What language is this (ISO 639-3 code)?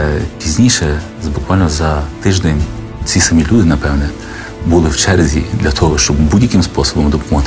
ukr